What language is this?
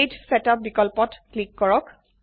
Assamese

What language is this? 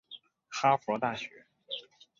Chinese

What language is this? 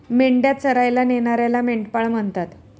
Marathi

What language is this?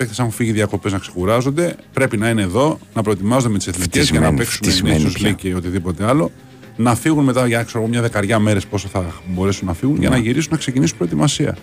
Greek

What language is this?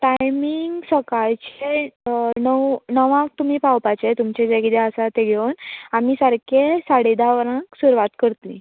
Konkani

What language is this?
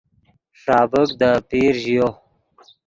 Yidgha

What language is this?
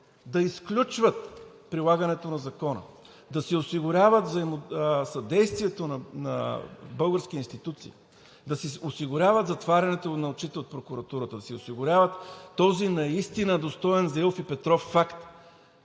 Bulgarian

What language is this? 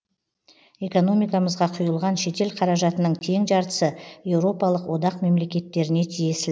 Kazakh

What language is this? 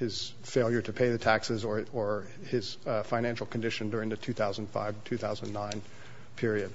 English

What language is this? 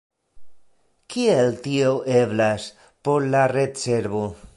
Esperanto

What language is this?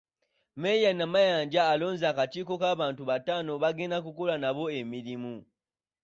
Ganda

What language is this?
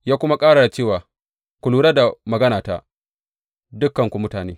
Hausa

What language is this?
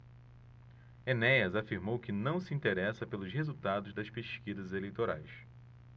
Portuguese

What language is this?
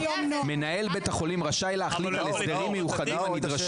Hebrew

